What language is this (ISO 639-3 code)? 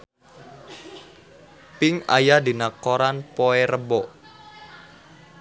sun